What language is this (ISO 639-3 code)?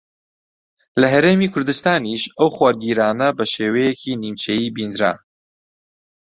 ckb